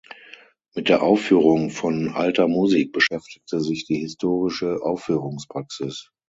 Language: German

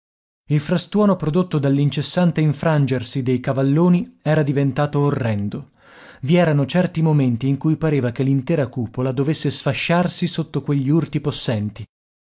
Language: Italian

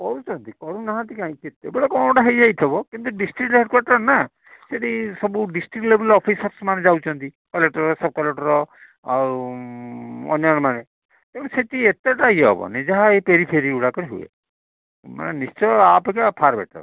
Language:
Odia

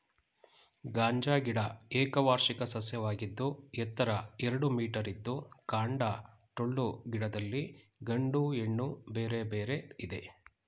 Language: Kannada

